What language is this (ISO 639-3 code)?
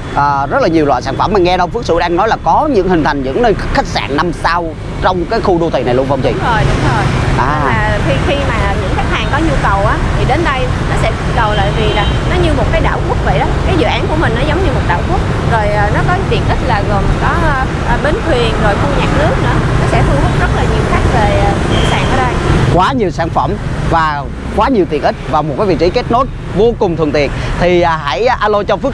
vie